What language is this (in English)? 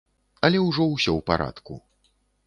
Belarusian